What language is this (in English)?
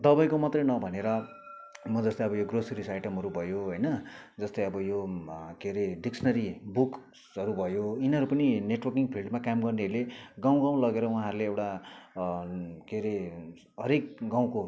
Nepali